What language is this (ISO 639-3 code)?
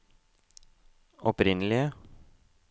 nor